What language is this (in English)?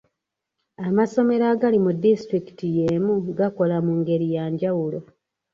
Ganda